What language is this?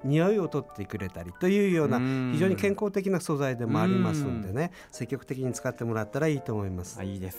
Japanese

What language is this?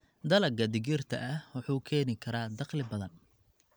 Somali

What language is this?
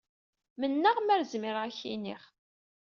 Kabyle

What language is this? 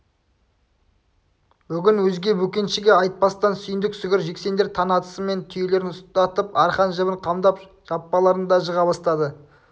Kazakh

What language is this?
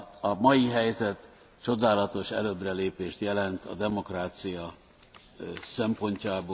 Hungarian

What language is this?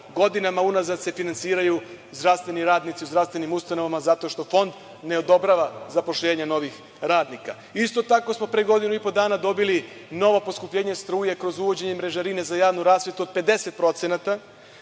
Serbian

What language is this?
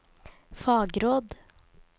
Norwegian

